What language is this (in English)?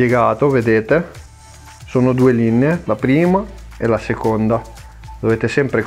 Italian